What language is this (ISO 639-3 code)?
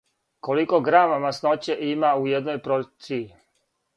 srp